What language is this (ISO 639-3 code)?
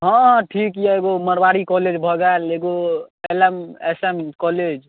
mai